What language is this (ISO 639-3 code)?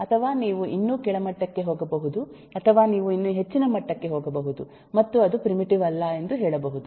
kan